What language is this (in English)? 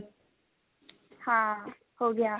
Punjabi